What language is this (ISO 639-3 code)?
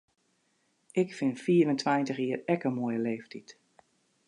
fry